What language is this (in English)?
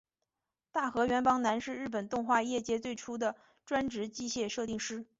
Chinese